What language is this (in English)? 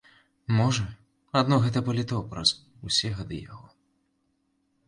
Belarusian